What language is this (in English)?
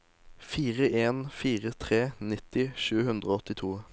Norwegian